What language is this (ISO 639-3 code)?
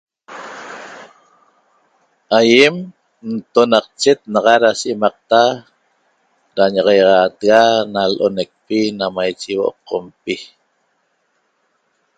tob